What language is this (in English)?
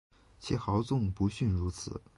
Chinese